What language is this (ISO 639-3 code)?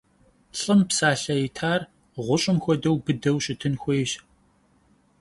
kbd